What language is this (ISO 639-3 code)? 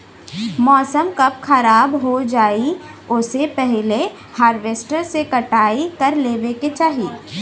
bho